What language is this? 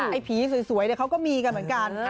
Thai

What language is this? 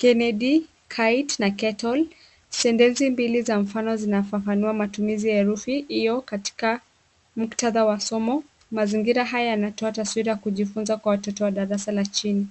Swahili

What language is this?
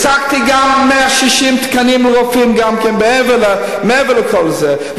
Hebrew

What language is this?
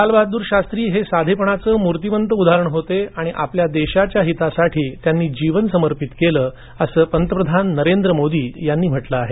Marathi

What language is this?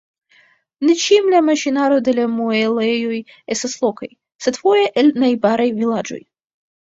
Esperanto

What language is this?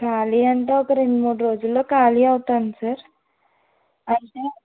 Telugu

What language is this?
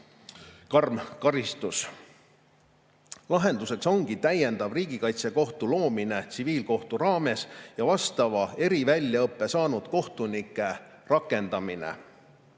Estonian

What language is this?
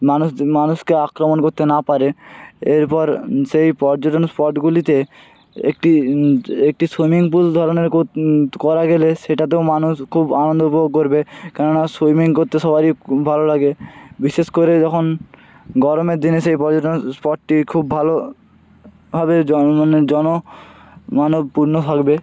Bangla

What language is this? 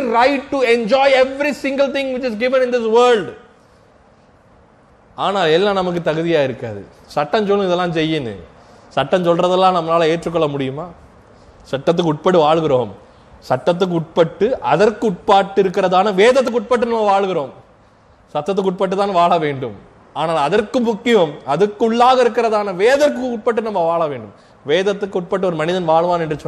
Tamil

